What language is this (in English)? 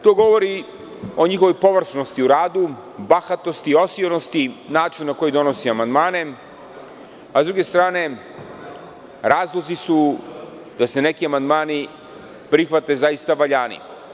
Serbian